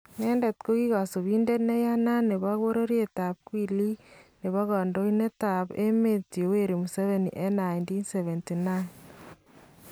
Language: Kalenjin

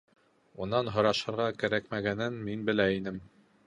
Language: Bashkir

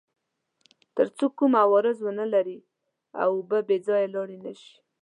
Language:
Pashto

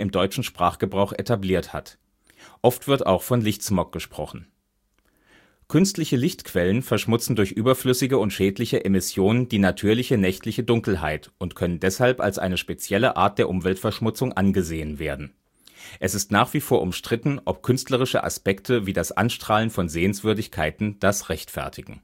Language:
German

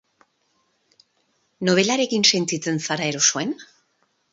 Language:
Basque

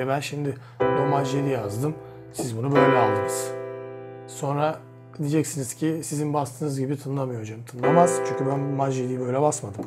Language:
Turkish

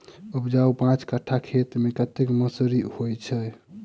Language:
Maithili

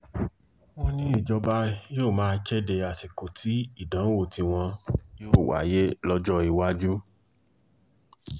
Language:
Yoruba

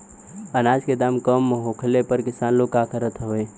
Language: Bhojpuri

